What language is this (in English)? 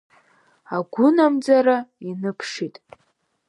Abkhazian